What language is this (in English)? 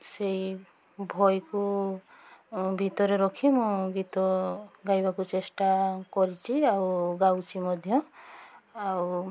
Odia